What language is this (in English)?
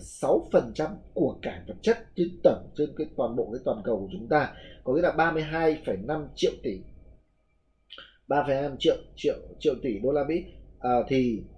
Vietnamese